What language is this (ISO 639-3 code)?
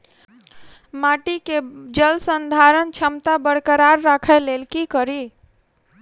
mai